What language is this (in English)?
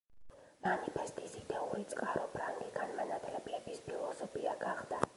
Georgian